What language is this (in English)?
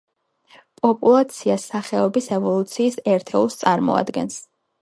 Georgian